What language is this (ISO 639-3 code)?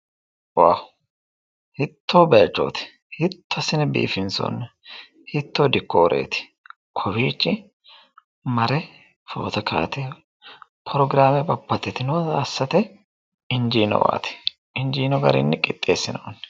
sid